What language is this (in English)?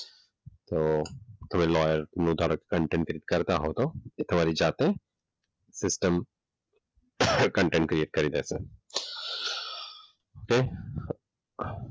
Gujarati